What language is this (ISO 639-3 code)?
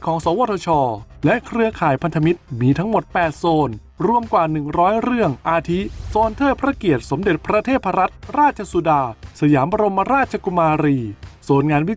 tha